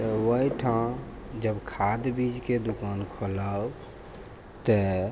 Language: Maithili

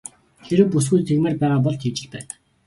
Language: Mongolian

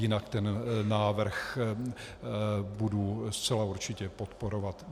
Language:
Czech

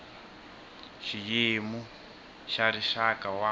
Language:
Tsonga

